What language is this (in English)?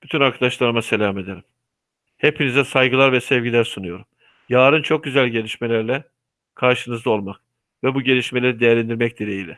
Turkish